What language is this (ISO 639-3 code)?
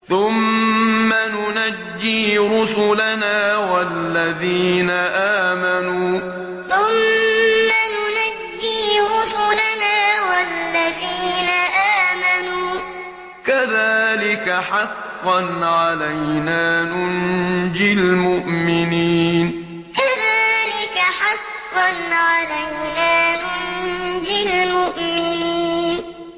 ara